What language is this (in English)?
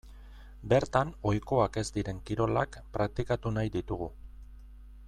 Basque